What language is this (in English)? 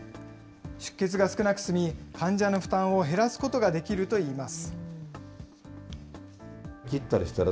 Japanese